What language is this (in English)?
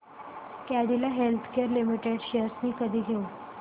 Marathi